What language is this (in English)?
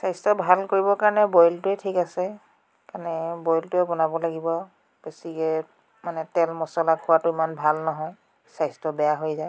Assamese